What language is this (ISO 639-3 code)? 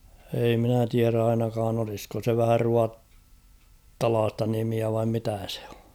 fin